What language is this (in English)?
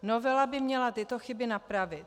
Czech